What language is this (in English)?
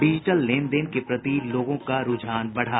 Hindi